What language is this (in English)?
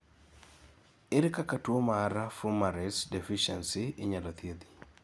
Luo (Kenya and Tanzania)